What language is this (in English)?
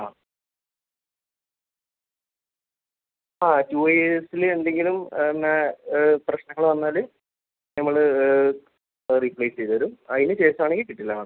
Malayalam